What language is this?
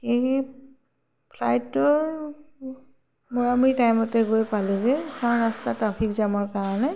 Assamese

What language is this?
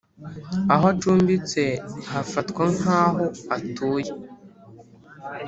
Kinyarwanda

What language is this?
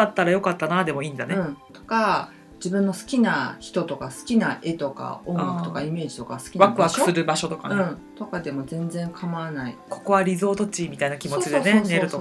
Japanese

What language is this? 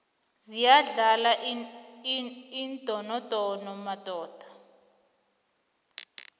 South Ndebele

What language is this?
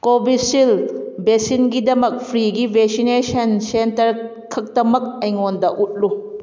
Manipuri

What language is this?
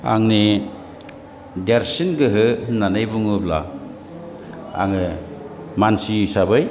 Bodo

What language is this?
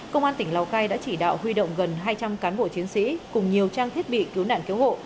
Vietnamese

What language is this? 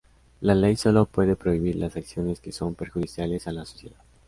Spanish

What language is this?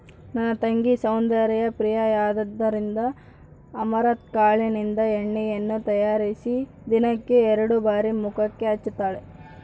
Kannada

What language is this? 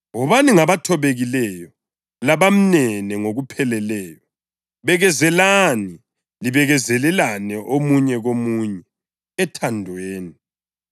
North Ndebele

